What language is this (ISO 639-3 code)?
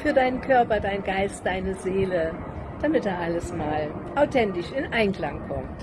deu